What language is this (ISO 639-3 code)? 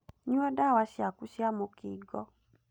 kik